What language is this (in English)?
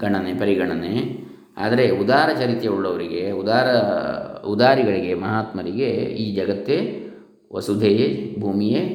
Kannada